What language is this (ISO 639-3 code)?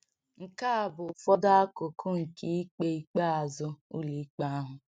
ibo